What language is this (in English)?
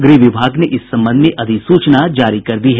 Hindi